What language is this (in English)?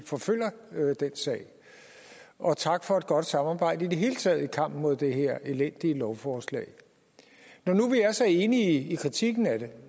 Danish